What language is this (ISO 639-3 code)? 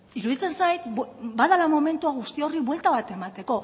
eus